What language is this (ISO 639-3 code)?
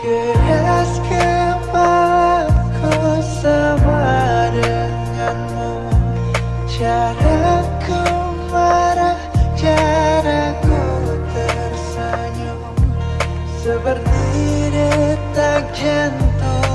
ind